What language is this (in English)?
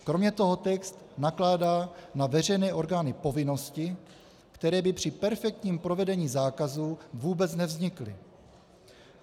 Czech